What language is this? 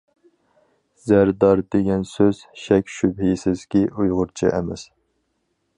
Uyghur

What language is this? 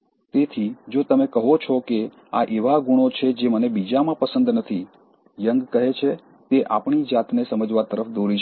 Gujarati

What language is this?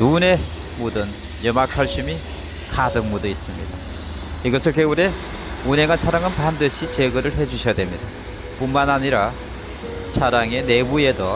Korean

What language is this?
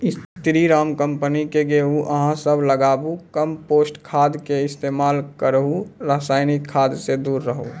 Maithili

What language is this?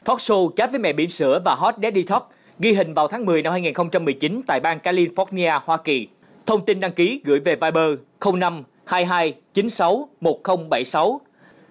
Vietnamese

